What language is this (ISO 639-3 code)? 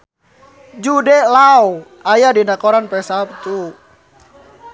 sun